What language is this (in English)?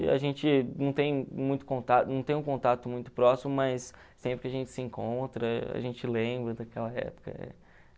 Portuguese